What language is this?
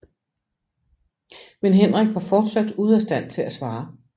Danish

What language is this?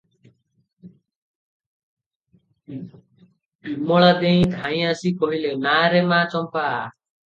Odia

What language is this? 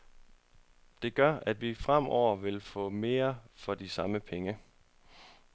Danish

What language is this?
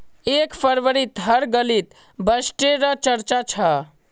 Magahi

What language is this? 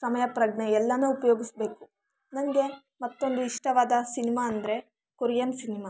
Kannada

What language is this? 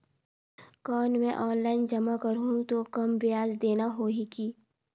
Chhattisgarhi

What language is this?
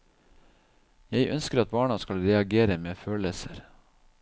Norwegian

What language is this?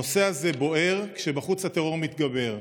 Hebrew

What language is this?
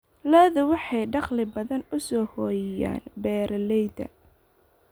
Somali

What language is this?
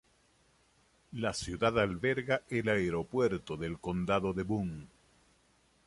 Spanish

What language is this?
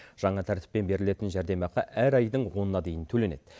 Kazakh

